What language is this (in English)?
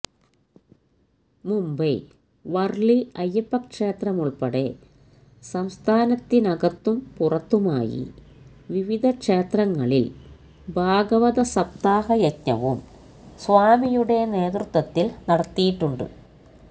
Malayalam